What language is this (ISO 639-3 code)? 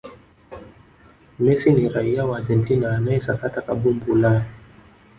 swa